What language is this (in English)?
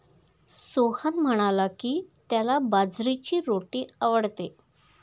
Marathi